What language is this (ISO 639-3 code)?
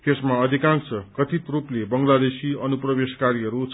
nep